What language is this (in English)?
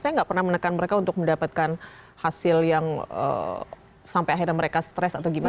Indonesian